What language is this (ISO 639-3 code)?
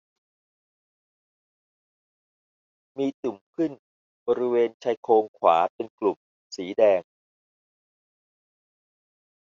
tha